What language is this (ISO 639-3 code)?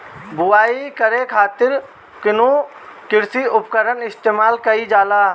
bho